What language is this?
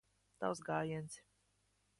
Latvian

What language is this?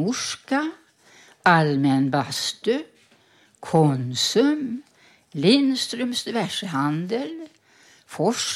Swedish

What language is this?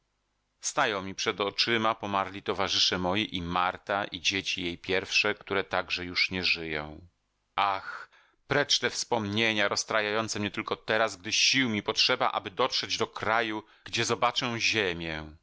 Polish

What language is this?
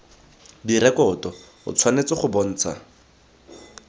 Tswana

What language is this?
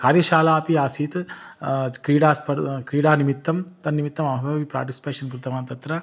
Sanskrit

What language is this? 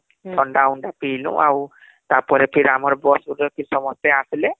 Odia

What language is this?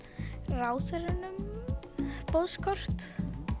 Icelandic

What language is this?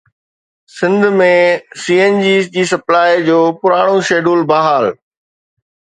Sindhi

